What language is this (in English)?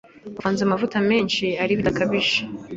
Kinyarwanda